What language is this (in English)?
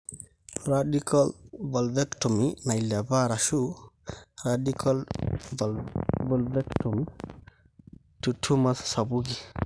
Masai